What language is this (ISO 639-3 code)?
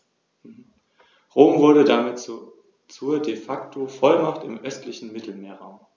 deu